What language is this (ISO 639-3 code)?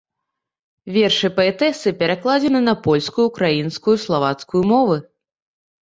bel